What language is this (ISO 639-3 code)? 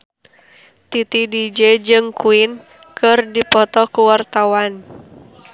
sun